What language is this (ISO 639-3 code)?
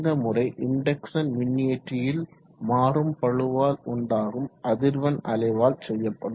tam